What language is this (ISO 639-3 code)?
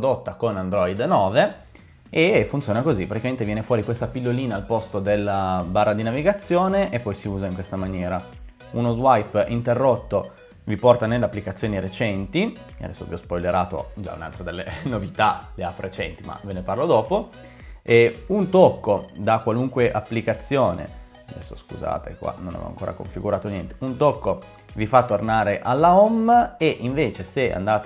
ita